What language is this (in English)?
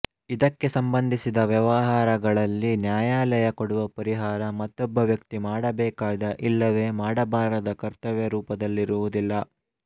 Kannada